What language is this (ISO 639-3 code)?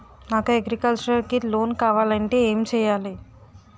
tel